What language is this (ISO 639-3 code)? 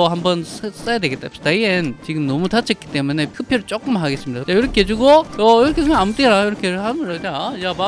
kor